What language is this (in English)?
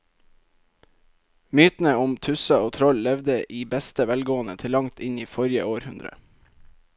Norwegian